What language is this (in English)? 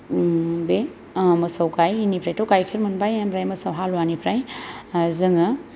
Bodo